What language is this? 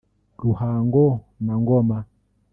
Kinyarwanda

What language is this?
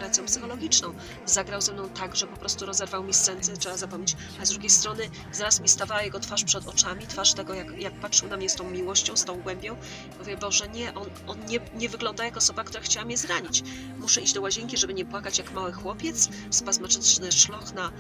Polish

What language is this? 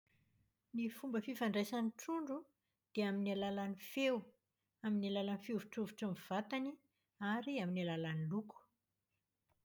Malagasy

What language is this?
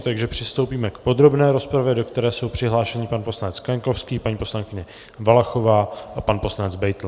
Czech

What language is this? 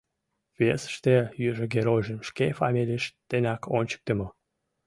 Mari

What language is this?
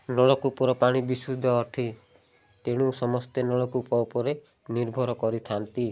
Odia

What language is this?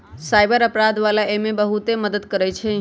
Magahi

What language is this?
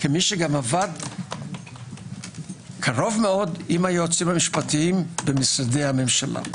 Hebrew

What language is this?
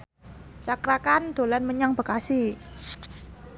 Javanese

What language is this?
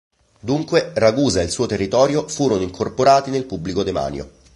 Italian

